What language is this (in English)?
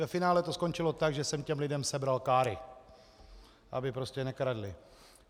Czech